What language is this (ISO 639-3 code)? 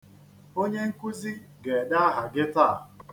ibo